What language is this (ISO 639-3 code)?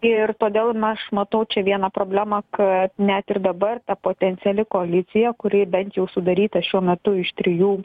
lit